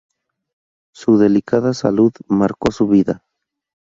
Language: Spanish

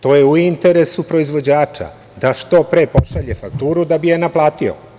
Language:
Serbian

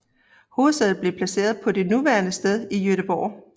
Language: Danish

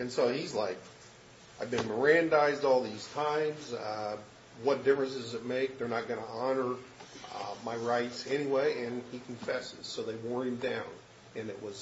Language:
English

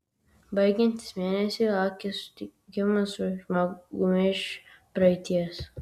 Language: Lithuanian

